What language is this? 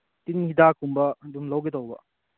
Manipuri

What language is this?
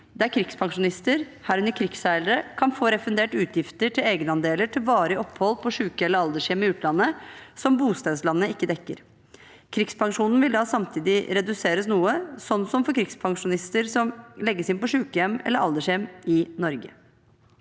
Norwegian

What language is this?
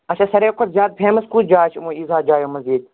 Kashmiri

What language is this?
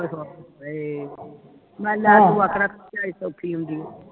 Punjabi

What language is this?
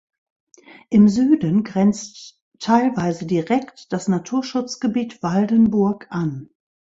German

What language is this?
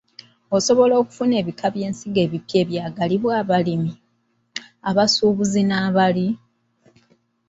Ganda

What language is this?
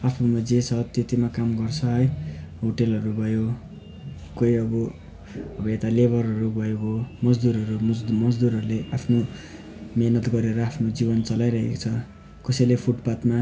Nepali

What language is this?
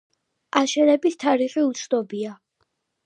Georgian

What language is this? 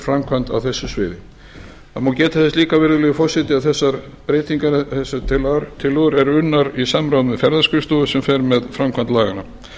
Icelandic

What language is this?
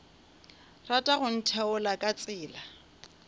Northern Sotho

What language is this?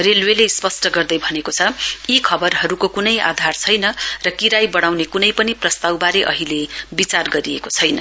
Nepali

